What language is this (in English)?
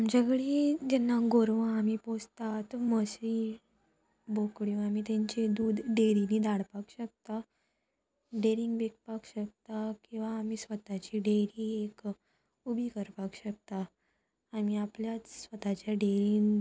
Konkani